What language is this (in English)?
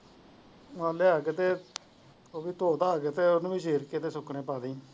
Punjabi